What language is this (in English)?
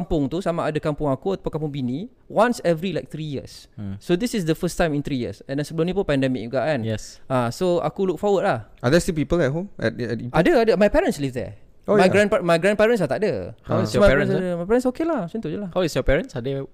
Malay